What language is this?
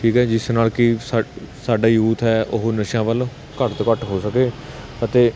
Punjabi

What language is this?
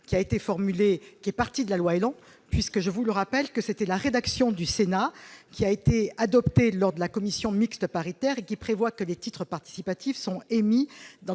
French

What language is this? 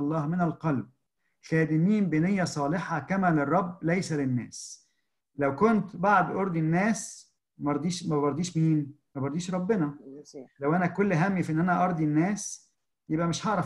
Arabic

